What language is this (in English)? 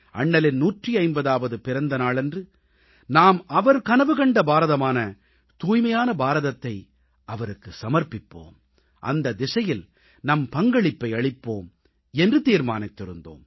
Tamil